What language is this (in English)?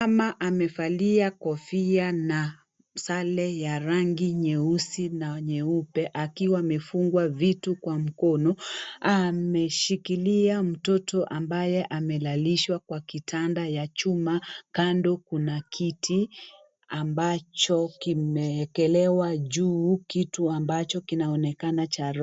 Swahili